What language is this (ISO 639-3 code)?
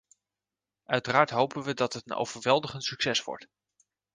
nld